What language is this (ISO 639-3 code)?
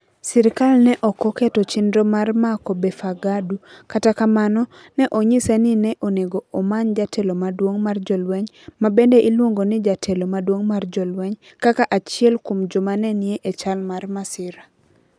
luo